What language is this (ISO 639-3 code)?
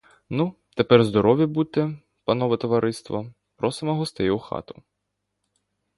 ukr